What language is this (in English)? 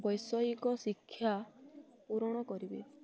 Odia